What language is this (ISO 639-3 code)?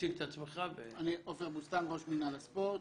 heb